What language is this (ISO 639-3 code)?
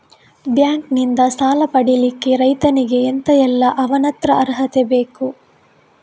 kan